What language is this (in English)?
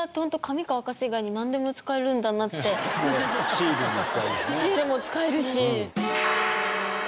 Japanese